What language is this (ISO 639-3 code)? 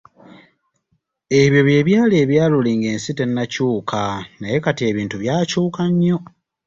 lug